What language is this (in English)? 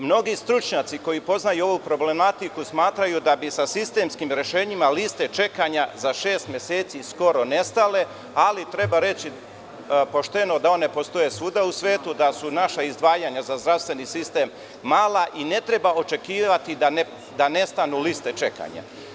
Serbian